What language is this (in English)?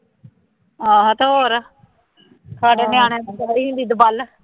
Punjabi